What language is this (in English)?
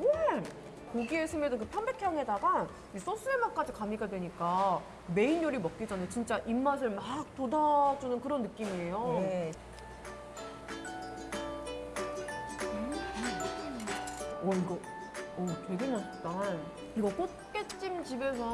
Korean